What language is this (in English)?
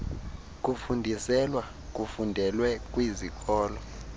Xhosa